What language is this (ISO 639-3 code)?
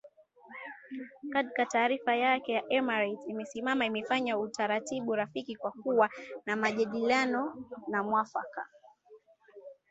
swa